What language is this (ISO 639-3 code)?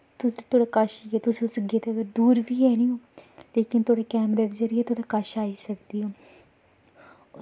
doi